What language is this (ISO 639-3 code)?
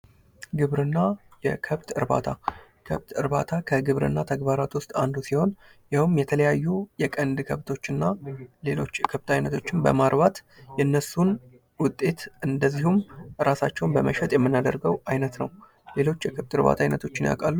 amh